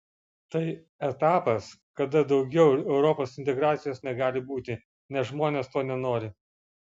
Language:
Lithuanian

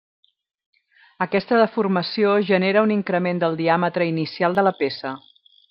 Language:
Catalan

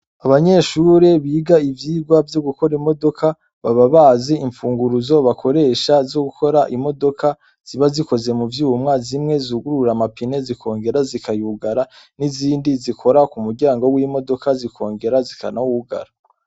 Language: Rundi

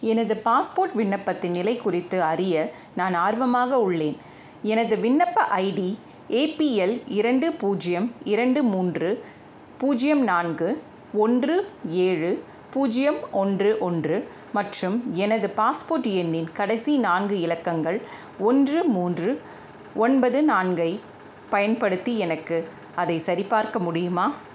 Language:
Tamil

